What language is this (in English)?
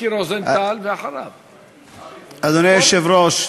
Hebrew